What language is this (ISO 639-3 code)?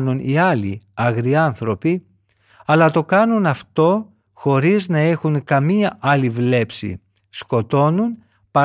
ell